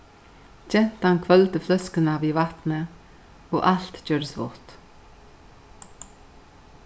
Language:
Faroese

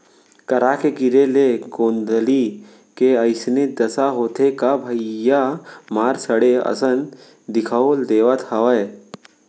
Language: Chhattisgarhi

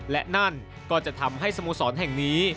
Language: Thai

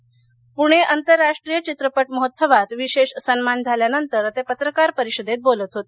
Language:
Marathi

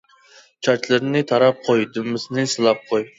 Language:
Uyghur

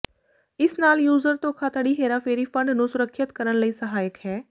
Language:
Punjabi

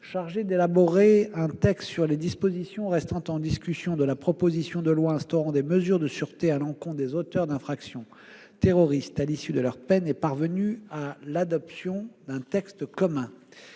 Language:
French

